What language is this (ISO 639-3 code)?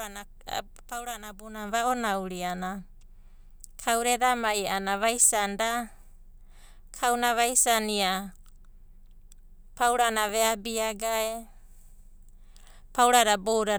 kbt